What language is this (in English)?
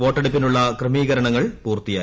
Malayalam